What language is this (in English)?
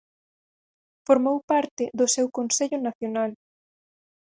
Galician